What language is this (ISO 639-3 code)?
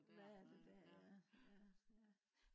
dan